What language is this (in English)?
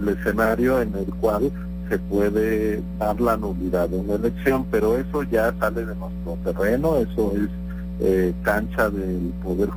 Spanish